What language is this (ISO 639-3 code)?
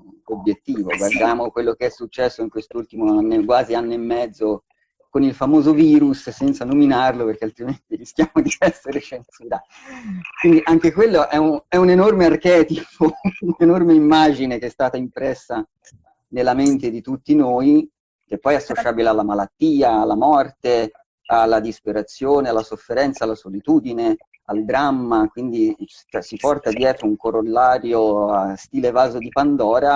ita